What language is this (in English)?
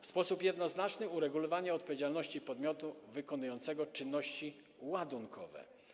Polish